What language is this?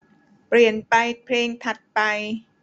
Thai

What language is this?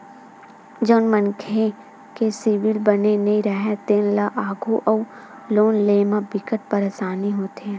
Chhattisgarhi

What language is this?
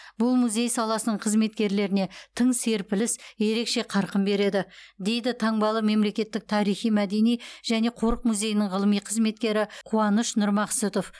Kazakh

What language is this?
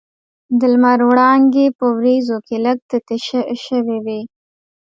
Pashto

